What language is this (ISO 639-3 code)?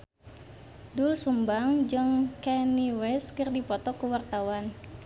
sun